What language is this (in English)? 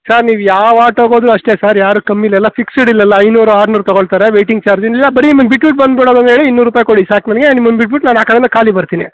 Kannada